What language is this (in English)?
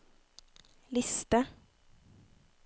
Norwegian